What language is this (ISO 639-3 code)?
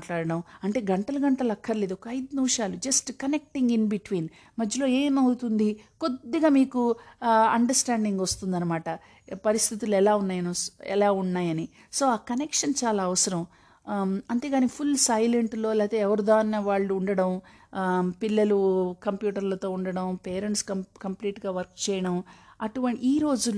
tel